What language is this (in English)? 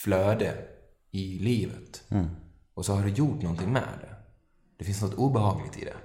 Swedish